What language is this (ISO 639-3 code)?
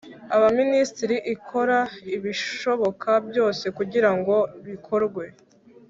kin